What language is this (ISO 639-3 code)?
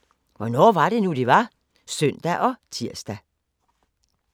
dan